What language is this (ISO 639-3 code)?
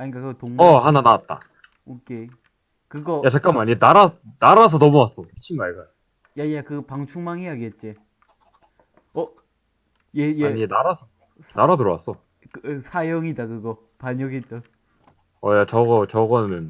kor